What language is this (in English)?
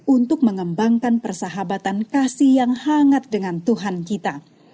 Indonesian